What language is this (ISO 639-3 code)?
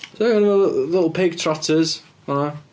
cym